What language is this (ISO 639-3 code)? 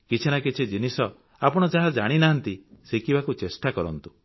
ori